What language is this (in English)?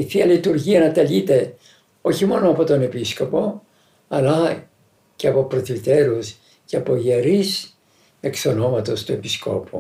Greek